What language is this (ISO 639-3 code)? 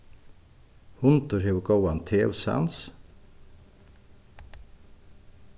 fao